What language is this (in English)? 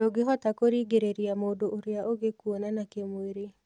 Kikuyu